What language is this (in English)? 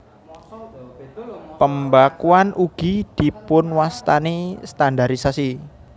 Javanese